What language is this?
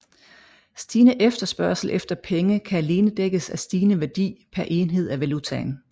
Danish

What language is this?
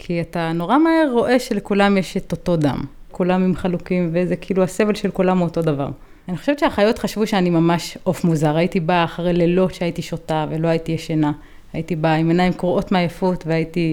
Hebrew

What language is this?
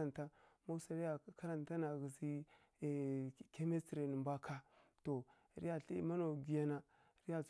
Kirya-Konzəl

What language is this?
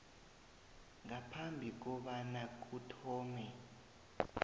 South Ndebele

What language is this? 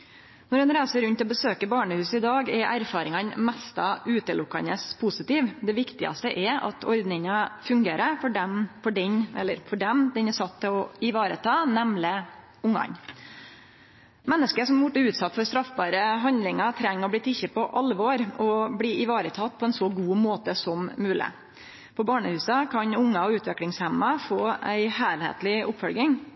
Norwegian Nynorsk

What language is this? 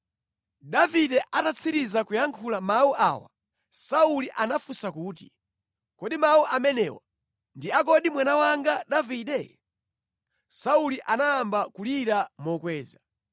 Nyanja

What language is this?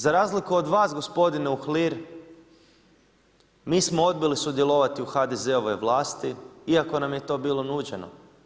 Croatian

